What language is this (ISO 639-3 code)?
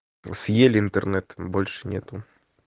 rus